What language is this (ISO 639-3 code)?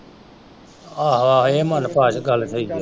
pan